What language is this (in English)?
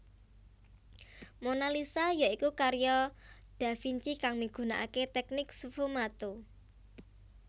Javanese